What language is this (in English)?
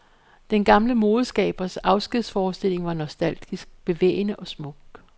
Danish